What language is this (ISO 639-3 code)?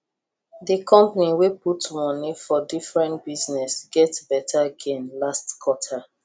pcm